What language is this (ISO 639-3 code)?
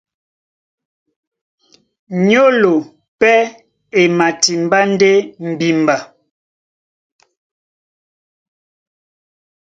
dua